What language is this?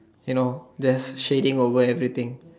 English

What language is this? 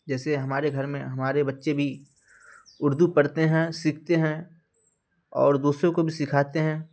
Urdu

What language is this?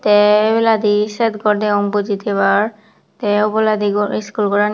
Chakma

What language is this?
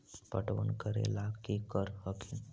Magahi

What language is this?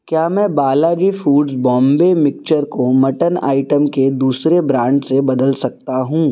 Urdu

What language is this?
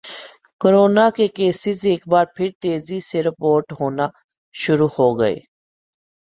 Urdu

